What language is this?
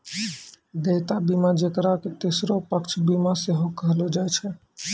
Maithili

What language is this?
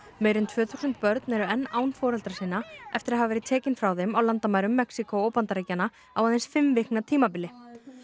Icelandic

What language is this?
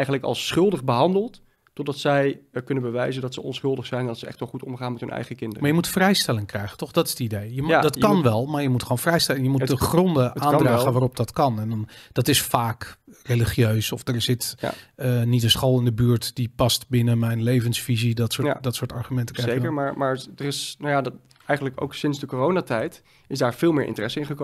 Dutch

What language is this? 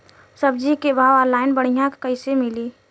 Bhojpuri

